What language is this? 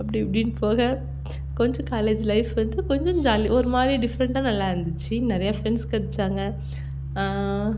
Tamil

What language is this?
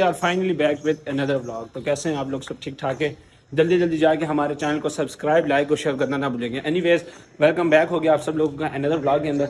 Urdu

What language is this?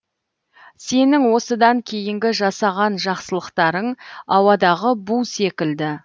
Kazakh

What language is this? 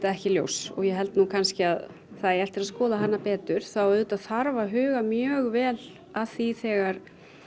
Icelandic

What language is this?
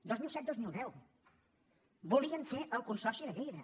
Catalan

